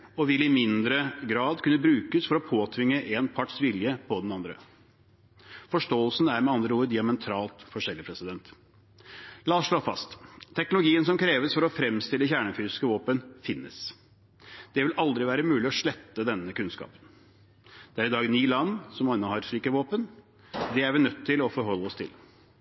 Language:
Norwegian Bokmål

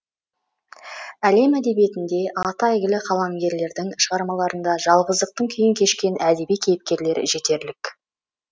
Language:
Kazakh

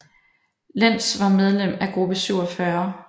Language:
Danish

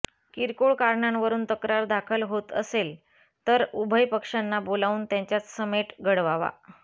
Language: Marathi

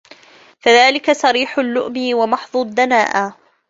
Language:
Arabic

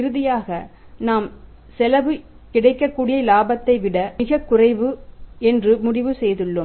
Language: Tamil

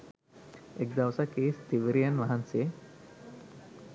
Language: Sinhala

